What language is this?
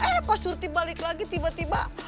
Indonesian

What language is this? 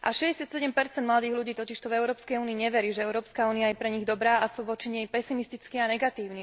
Slovak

